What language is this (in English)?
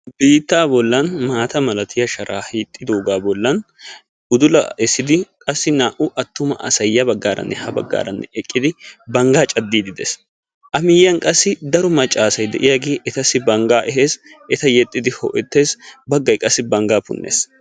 Wolaytta